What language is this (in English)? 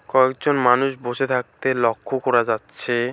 Bangla